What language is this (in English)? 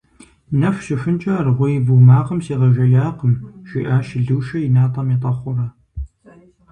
Kabardian